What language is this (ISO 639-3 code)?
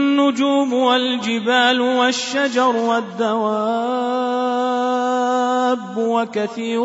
ara